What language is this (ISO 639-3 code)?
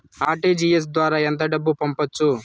tel